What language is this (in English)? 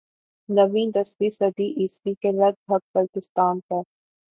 Urdu